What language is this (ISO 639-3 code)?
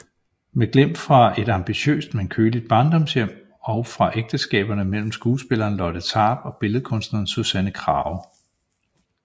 dan